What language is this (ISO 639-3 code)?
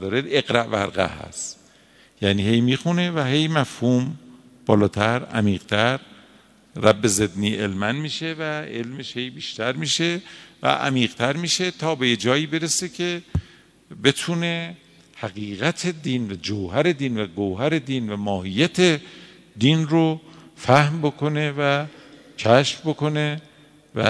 fas